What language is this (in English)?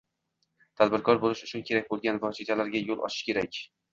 Uzbek